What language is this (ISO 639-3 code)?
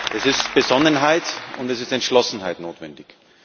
deu